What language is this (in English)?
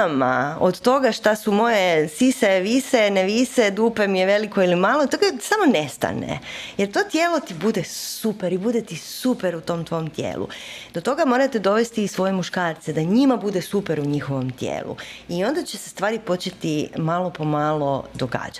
Croatian